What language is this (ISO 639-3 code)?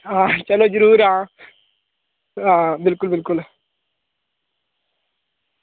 doi